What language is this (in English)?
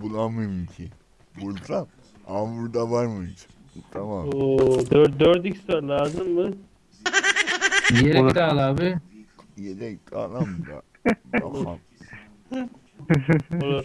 Turkish